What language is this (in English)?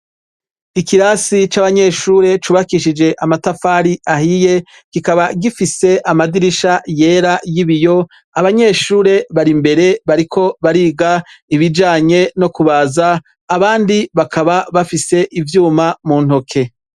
Rundi